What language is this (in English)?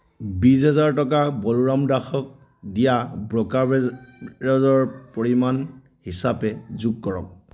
Assamese